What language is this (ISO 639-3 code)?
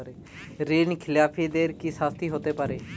ben